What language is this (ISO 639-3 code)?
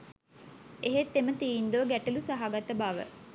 sin